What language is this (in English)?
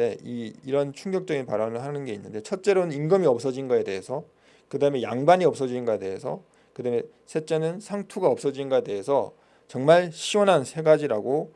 Korean